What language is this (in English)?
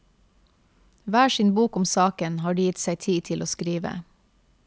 Norwegian